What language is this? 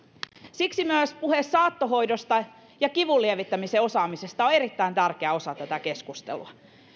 Finnish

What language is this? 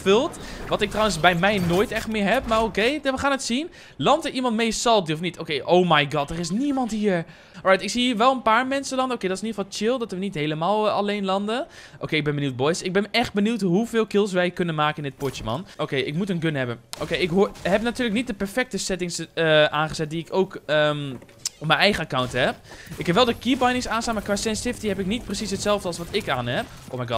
Dutch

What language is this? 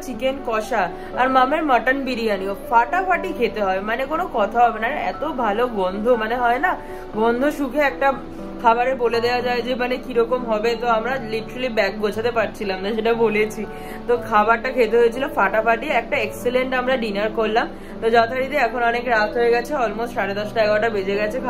Hindi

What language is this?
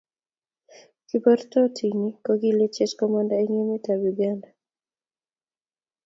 Kalenjin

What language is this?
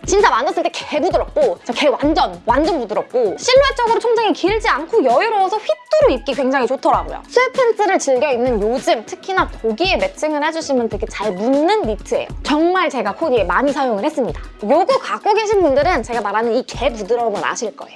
Korean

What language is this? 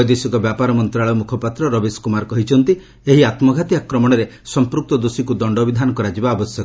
Odia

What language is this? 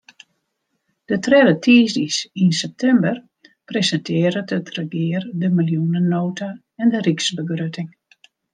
Western Frisian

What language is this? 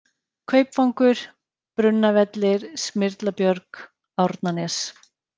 Icelandic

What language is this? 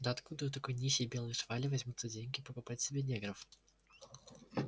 Russian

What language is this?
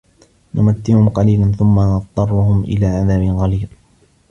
Arabic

